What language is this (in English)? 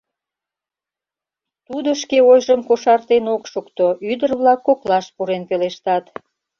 Mari